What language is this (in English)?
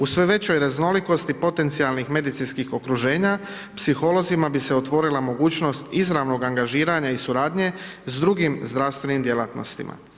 Croatian